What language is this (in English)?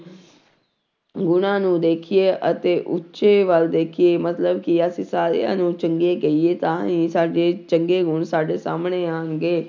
Punjabi